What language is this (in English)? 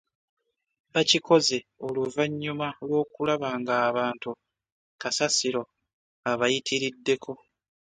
Ganda